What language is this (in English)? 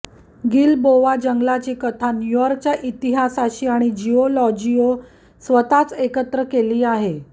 Marathi